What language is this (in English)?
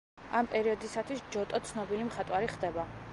Georgian